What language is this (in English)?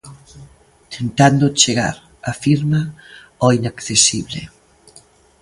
Galician